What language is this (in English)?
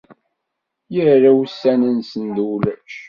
Kabyle